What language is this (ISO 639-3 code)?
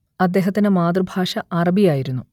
mal